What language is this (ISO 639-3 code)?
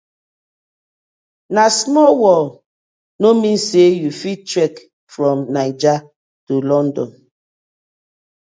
pcm